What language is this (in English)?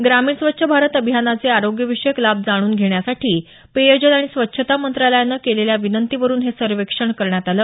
Marathi